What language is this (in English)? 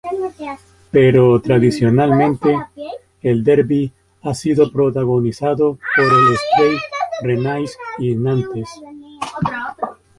Spanish